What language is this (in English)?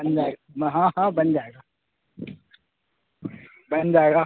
Urdu